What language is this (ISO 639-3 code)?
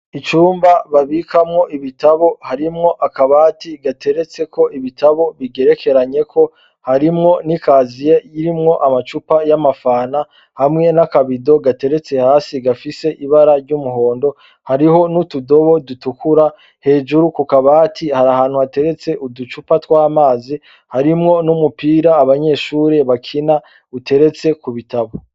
run